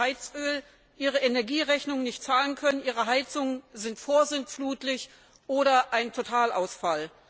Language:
German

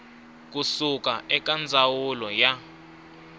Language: Tsonga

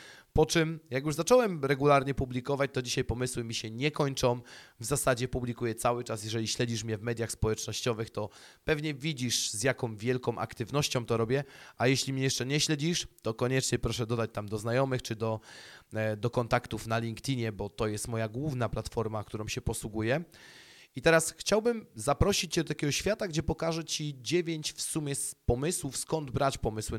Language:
Polish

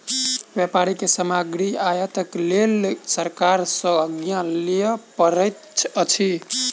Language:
Maithili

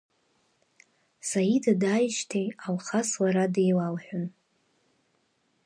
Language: Abkhazian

